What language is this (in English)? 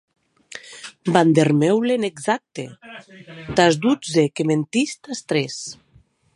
Occitan